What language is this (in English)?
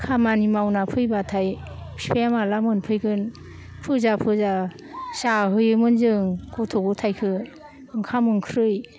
Bodo